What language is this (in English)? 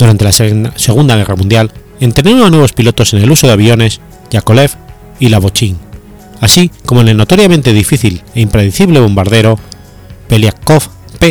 Spanish